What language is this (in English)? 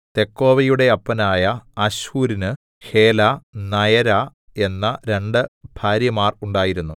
Malayalam